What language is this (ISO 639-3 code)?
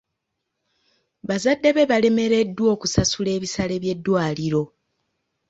lug